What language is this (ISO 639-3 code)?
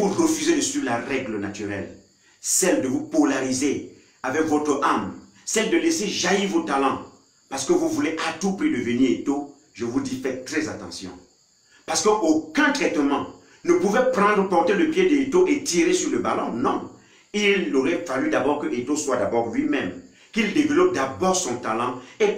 fra